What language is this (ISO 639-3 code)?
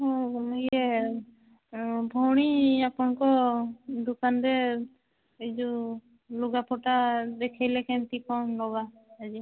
ori